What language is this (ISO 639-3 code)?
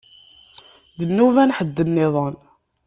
kab